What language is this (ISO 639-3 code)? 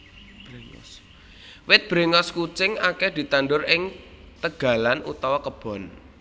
jav